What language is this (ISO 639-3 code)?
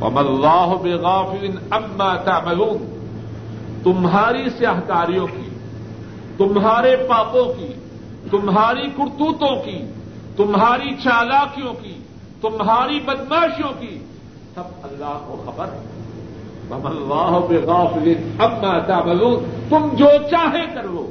urd